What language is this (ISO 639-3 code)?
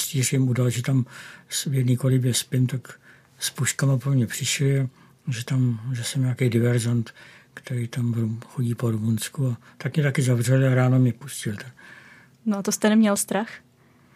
ces